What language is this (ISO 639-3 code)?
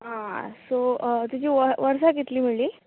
kok